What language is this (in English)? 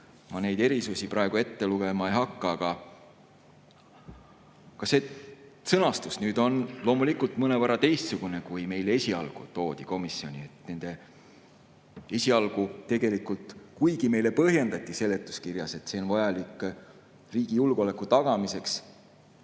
Estonian